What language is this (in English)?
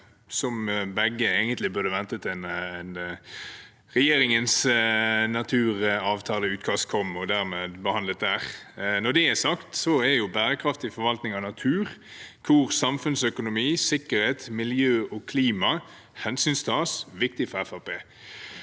Norwegian